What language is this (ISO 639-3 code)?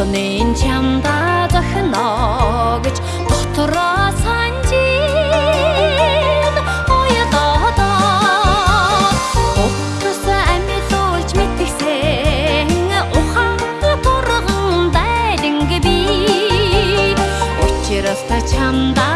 kor